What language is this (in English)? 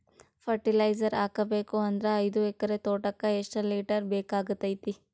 Kannada